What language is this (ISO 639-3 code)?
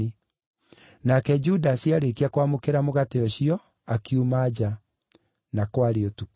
kik